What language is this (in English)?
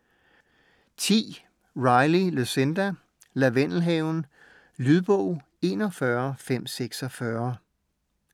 Danish